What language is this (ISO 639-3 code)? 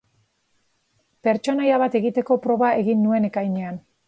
eus